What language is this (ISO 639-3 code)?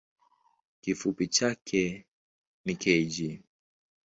swa